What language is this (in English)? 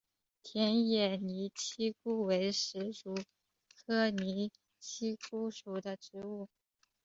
Chinese